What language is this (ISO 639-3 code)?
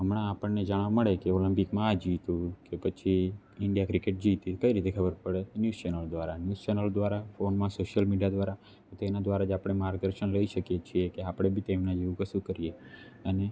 guj